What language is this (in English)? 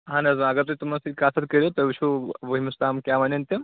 Kashmiri